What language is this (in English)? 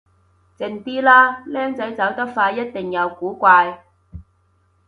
Cantonese